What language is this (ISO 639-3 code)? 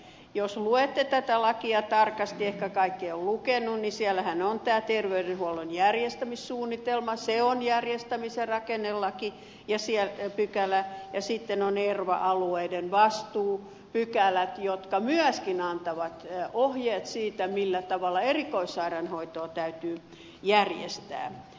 fin